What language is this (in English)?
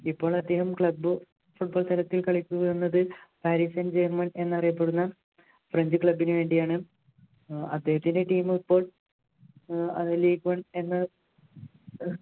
Malayalam